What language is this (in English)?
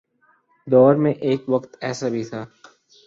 Urdu